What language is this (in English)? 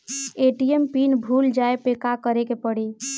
Bhojpuri